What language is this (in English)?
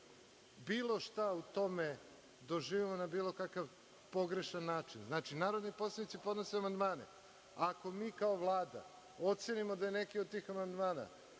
Serbian